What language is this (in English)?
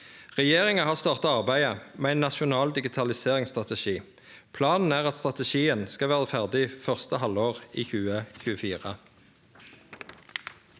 Norwegian